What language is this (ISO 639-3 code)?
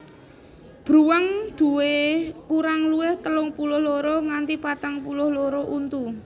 jav